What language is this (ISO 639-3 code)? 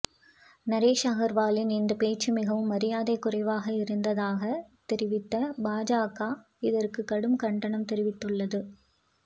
tam